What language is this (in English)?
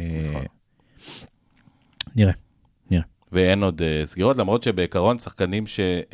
Hebrew